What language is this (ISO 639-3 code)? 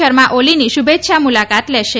guj